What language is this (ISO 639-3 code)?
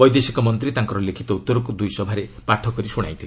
ori